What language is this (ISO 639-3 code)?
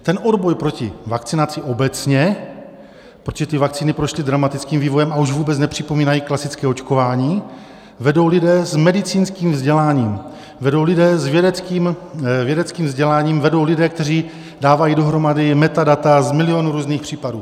ces